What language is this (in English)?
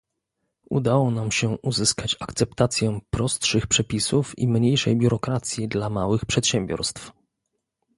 Polish